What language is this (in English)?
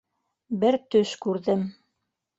Bashkir